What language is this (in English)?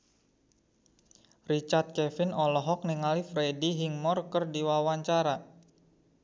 Sundanese